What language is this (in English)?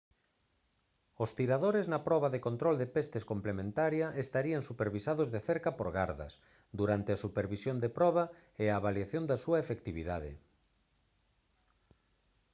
Galician